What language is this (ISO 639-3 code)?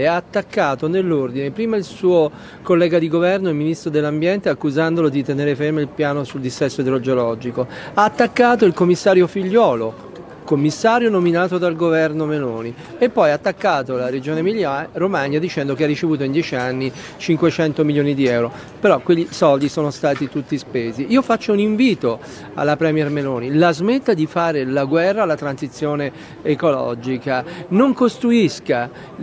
ita